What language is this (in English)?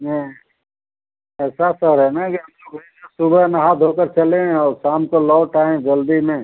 Hindi